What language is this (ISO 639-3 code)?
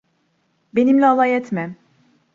tur